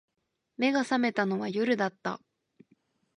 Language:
Japanese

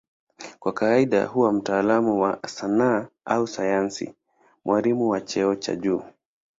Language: Swahili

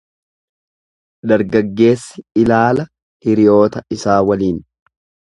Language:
Oromo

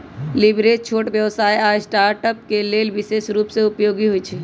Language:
Magahi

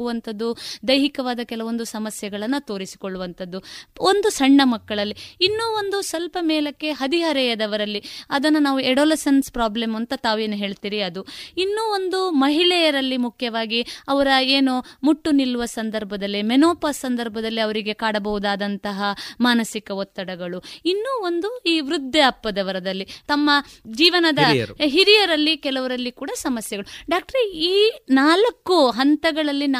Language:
Kannada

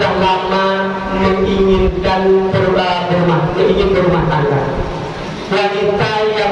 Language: Indonesian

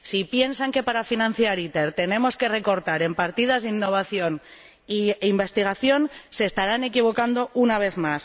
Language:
Spanish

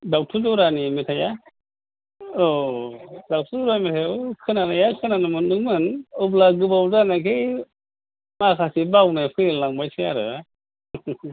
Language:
Bodo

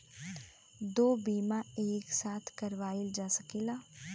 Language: Bhojpuri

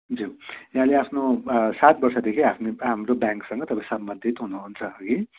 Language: Nepali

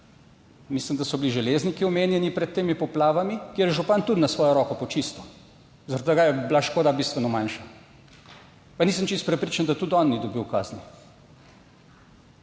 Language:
Slovenian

